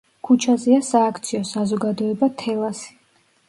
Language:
Georgian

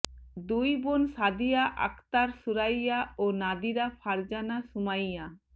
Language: Bangla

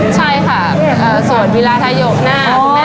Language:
Thai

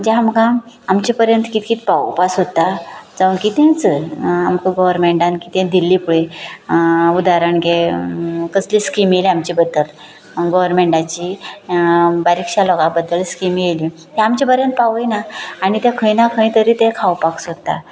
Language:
Konkani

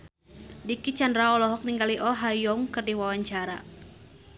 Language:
Sundanese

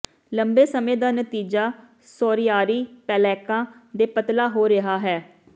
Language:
Punjabi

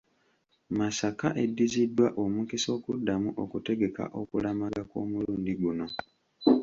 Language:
Ganda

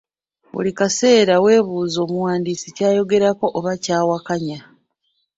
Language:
Ganda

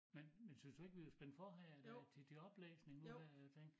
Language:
Danish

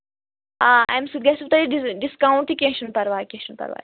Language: Kashmiri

